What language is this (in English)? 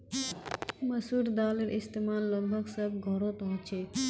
Magahi